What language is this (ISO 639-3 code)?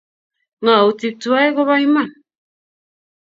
kln